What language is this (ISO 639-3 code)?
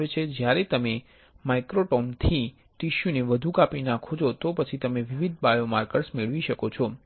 guj